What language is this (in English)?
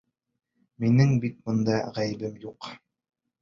Bashkir